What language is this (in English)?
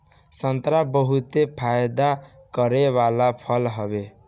Bhojpuri